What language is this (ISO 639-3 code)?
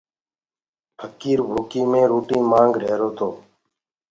ggg